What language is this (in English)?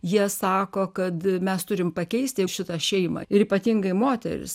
Lithuanian